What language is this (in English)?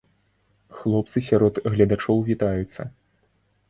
Belarusian